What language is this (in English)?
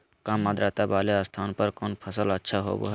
Magahi